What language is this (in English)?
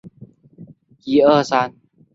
Chinese